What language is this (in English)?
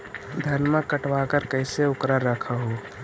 Magahi